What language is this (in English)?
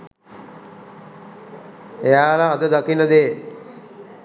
Sinhala